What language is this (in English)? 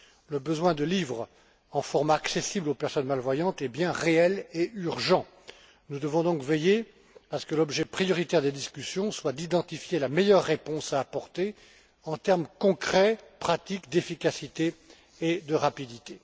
French